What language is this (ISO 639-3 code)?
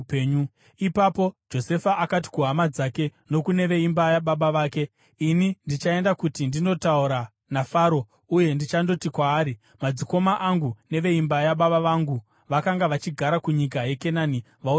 sna